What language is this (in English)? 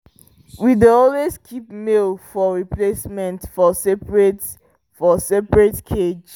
Nigerian Pidgin